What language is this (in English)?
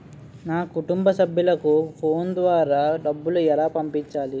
Telugu